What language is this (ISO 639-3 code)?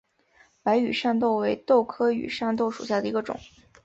zho